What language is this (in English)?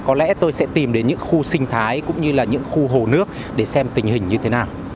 Vietnamese